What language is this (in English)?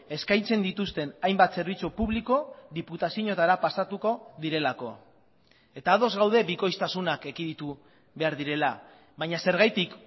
Basque